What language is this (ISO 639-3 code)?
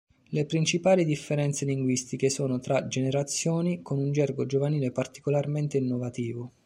ita